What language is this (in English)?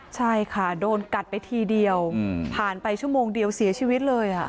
Thai